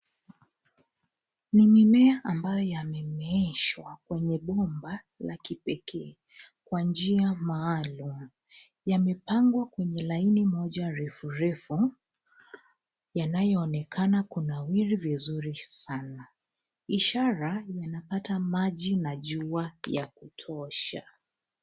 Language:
Swahili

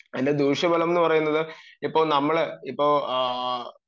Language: Malayalam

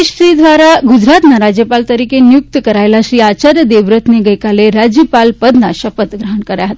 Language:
Gujarati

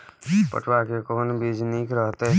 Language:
Maithili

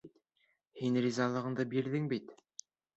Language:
Bashkir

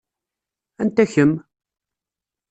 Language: Kabyle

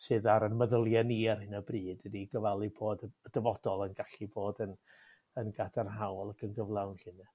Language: Welsh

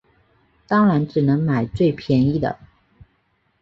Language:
Chinese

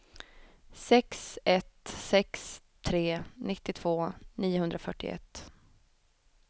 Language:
Swedish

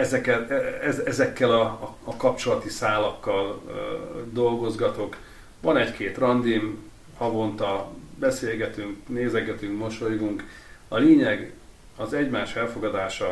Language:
Hungarian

